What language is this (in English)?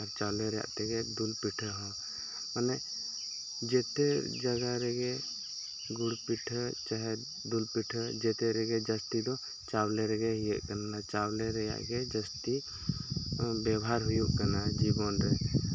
Santali